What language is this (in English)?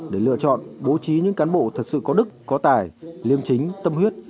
Vietnamese